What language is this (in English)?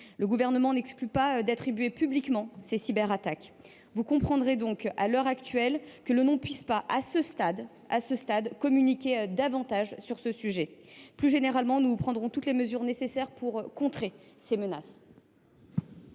French